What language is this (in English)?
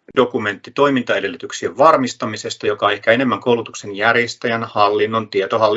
Finnish